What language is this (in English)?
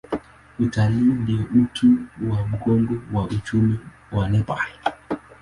Swahili